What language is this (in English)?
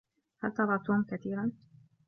Arabic